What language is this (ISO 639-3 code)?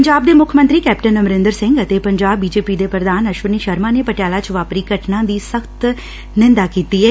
pan